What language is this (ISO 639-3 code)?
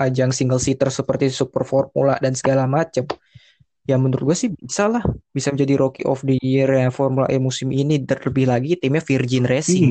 ind